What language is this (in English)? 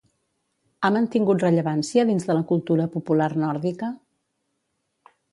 Catalan